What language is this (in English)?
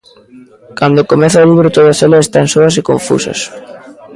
Galician